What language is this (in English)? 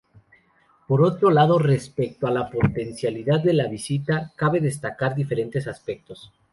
Spanish